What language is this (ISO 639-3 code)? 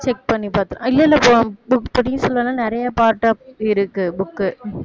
tam